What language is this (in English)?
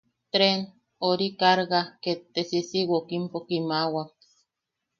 Yaqui